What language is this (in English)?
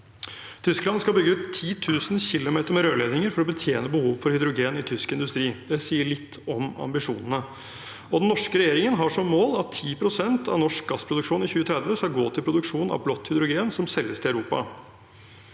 Norwegian